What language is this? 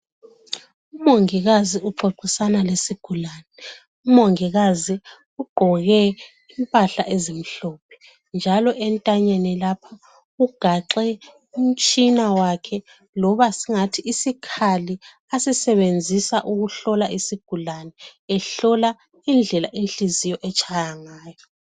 North Ndebele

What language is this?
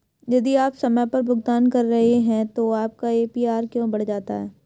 Hindi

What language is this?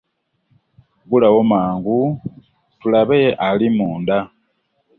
Ganda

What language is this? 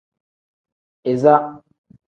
Tem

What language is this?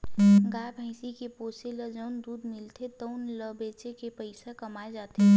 Chhattisgarhi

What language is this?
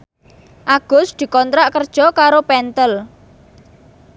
Javanese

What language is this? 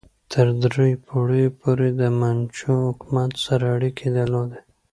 Pashto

